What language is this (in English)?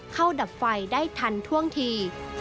Thai